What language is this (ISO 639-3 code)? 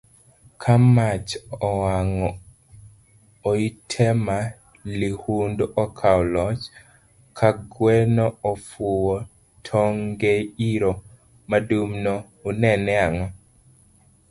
luo